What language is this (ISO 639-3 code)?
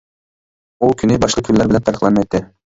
uig